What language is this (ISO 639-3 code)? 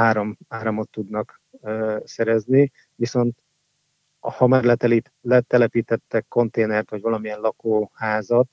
hun